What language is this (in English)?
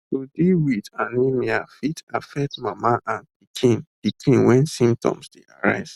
Nigerian Pidgin